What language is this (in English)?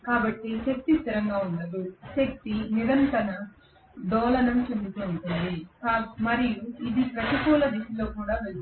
Telugu